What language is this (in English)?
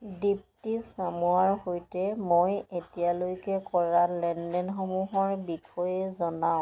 Assamese